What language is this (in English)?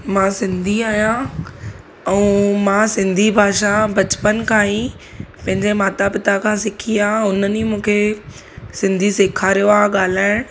Sindhi